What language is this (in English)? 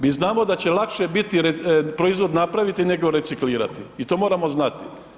Croatian